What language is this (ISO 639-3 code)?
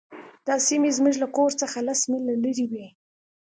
pus